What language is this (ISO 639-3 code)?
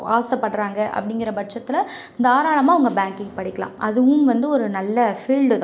tam